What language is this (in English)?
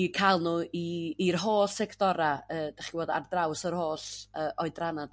Welsh